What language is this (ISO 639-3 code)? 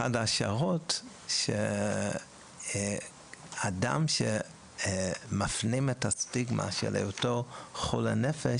heb